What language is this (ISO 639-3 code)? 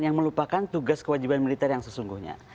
ind